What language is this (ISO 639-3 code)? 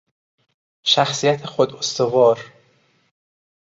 fas